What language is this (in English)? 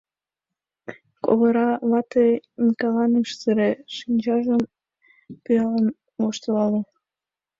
Mari